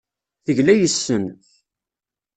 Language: Kabyle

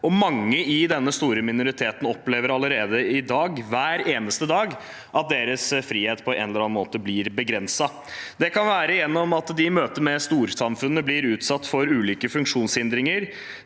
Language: Norwegian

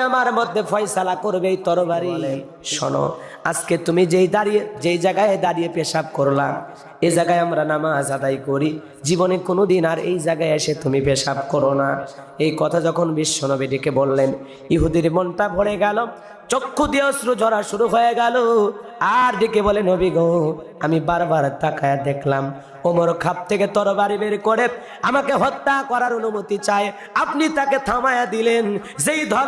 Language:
Indonesian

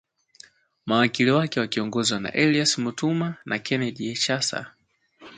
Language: Swahili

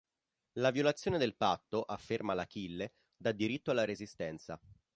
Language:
Italian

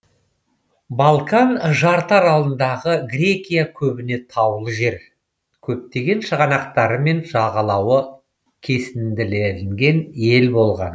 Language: Kazakh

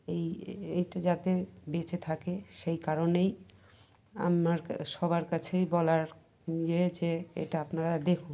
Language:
Bangla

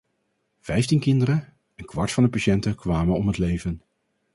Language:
Dutch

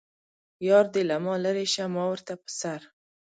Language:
Pashto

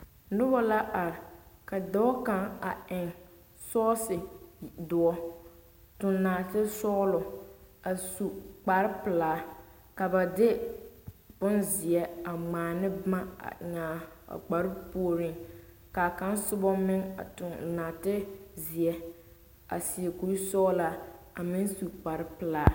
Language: Southern Dagaare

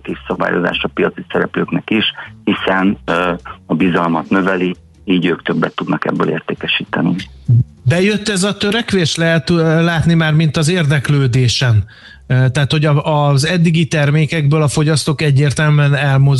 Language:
Hungarian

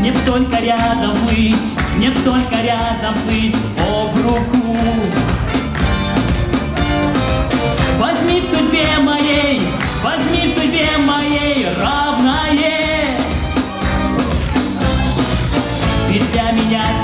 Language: Russian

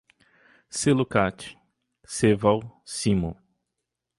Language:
Portuguese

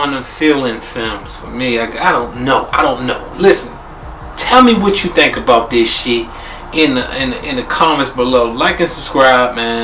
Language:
English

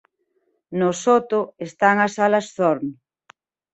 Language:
Galician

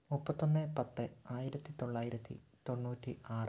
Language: Malayalam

